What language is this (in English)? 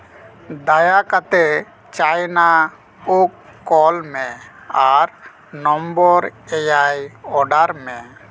Santali